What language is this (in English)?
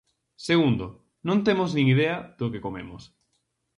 Galician